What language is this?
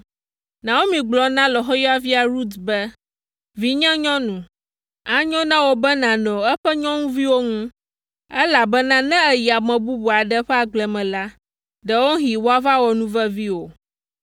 Ewe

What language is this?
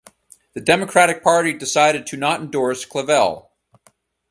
English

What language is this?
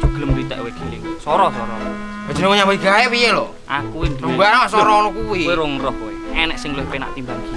Indonesian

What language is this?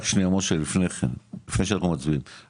Hebrew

